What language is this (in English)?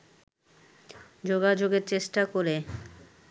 Bangla